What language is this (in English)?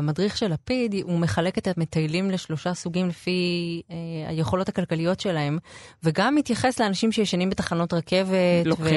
Hebrew